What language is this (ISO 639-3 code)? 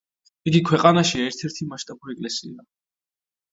kat